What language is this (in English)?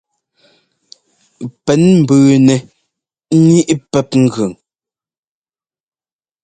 Ngomba